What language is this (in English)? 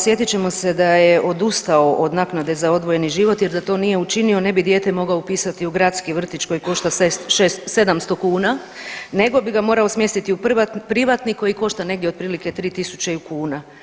Croatian